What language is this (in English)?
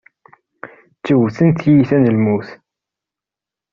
Kabyle